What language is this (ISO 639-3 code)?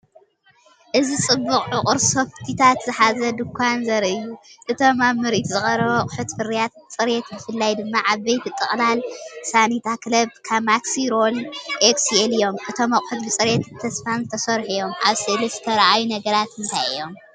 tir